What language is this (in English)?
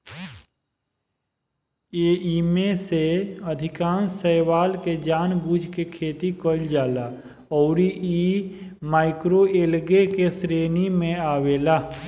Bhojpuri